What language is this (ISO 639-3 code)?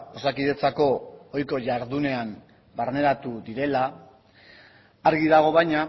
eus